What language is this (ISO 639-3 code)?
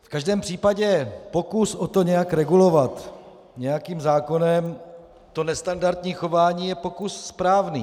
ces